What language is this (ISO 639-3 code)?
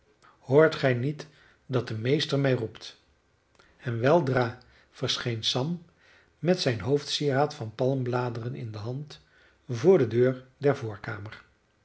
nld